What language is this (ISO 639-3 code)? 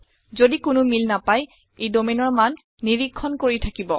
asm